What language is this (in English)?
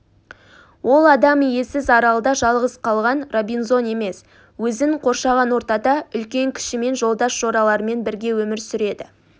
Kazakh